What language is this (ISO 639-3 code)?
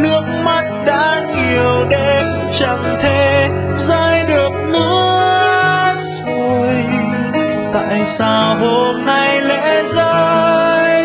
vie